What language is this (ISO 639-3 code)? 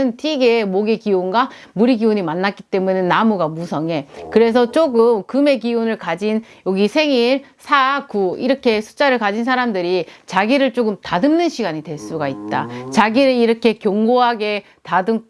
kor